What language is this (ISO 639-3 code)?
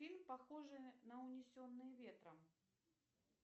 rus